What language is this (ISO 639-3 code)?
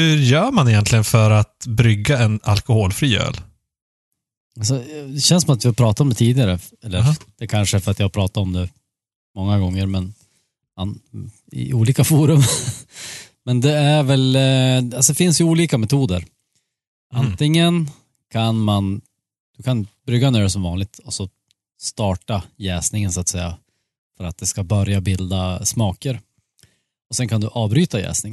swe